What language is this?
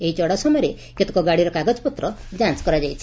Odia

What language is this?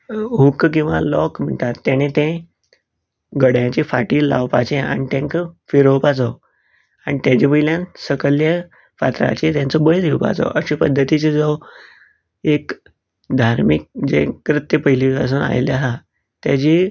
Konkani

